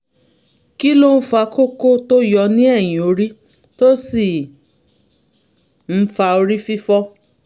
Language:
Yoruba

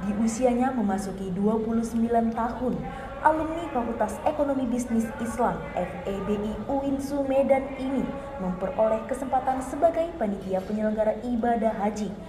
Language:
Indonesian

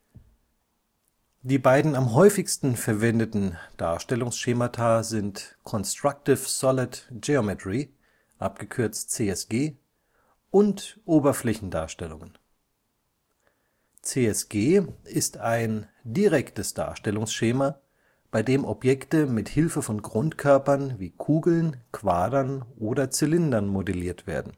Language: German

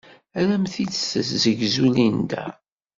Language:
Kabyle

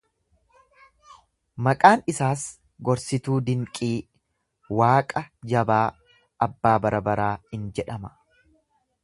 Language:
Oromo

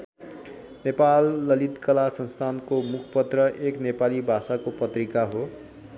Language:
Nepali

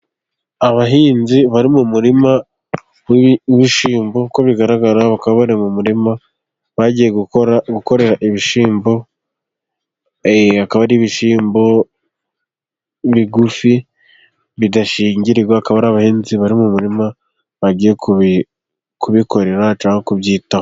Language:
Kinyarwanda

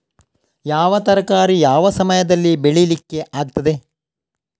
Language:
Kannada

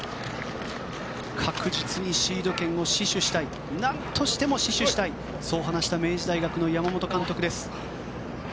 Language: Japanese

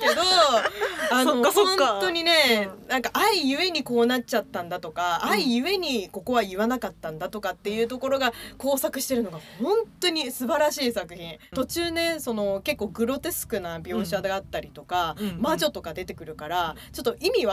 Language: Japanese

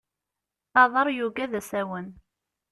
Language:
Kabyle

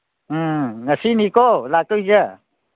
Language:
Manipuri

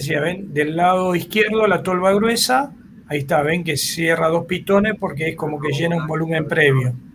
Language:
Spanish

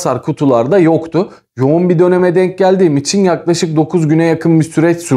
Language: Turkish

